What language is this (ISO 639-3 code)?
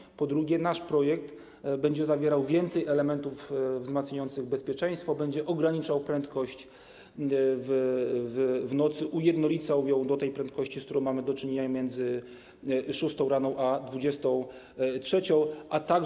pol